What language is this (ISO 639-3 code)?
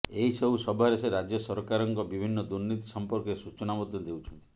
ori